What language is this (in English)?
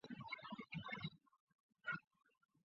Chinese